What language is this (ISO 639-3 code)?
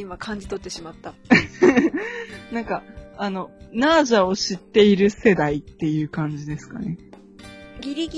jpn